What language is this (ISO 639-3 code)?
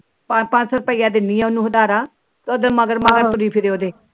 pan